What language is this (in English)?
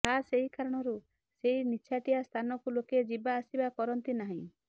Odia